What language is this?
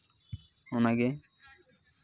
Santali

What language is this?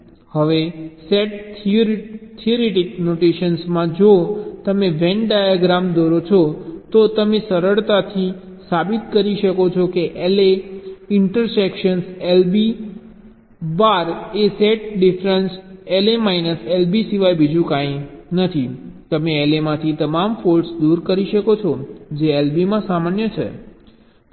Gujarati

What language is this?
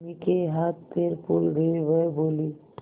Hindi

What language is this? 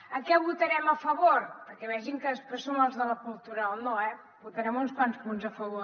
Catalan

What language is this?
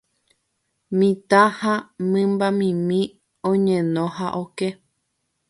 Guarani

